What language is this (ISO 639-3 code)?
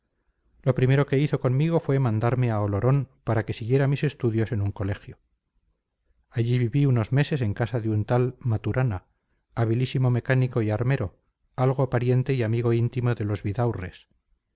spa